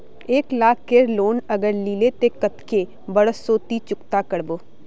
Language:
Magahi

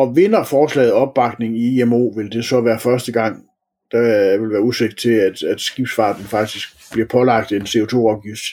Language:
Danish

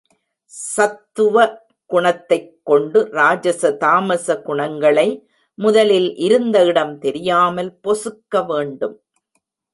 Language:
Tamil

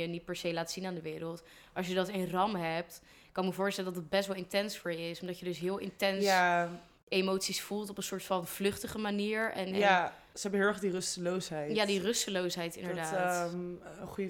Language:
Dutch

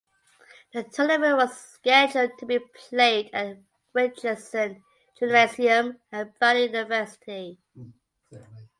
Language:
English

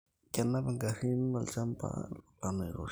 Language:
Masai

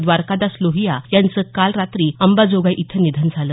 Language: Marathi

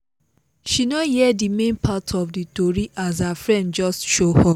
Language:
Nigerian Pidgin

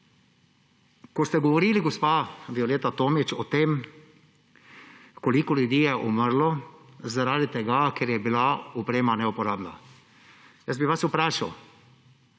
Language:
Slovenian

